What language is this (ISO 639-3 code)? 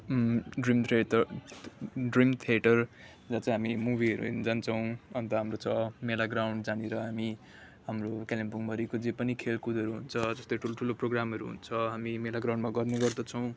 nep